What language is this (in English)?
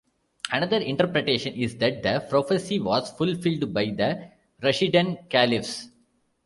English